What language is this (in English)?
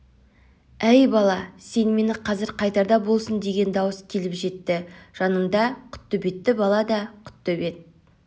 Kazakh